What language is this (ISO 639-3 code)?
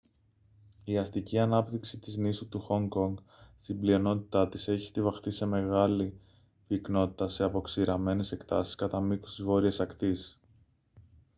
ell